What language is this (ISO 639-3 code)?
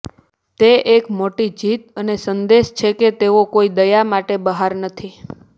guj